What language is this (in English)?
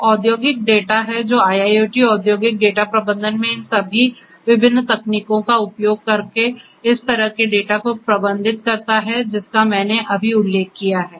Hindi